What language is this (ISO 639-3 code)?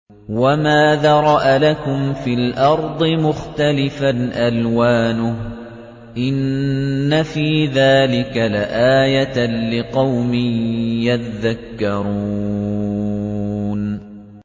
ara